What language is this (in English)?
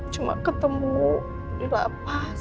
Indonesian